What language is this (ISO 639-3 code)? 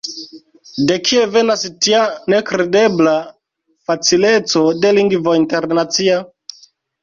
epo